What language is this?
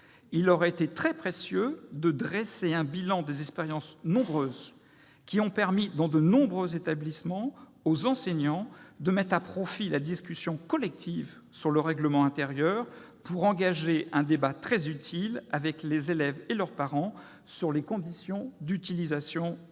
French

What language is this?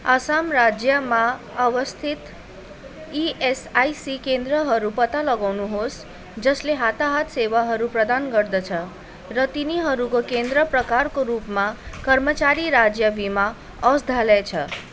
Nepali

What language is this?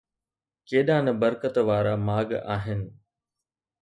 Sindhi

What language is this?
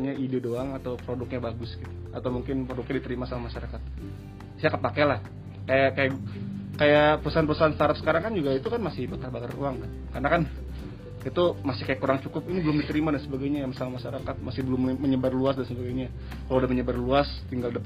Indonesian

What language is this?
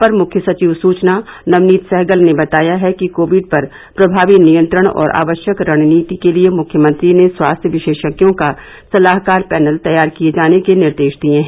Hindi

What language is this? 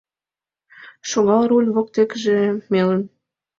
Mari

